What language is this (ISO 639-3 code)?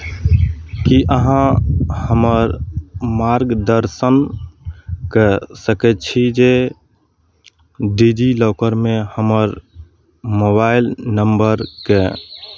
mai